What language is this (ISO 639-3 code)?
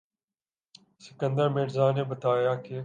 urd